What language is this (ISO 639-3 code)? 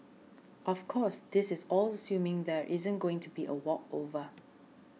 eng